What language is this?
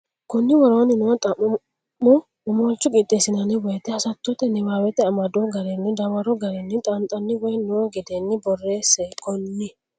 Sidamo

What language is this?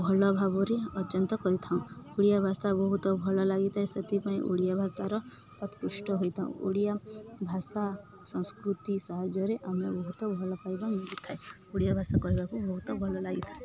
Odia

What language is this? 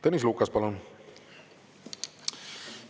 Estonian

